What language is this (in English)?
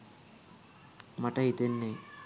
Sinhala